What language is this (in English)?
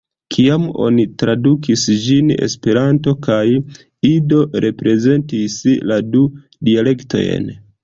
Esperanto